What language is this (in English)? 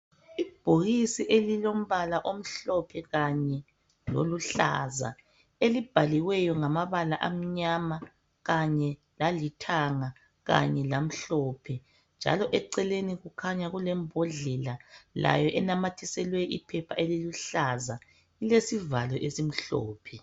North Ndebele